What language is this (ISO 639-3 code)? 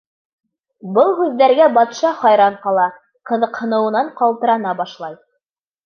bak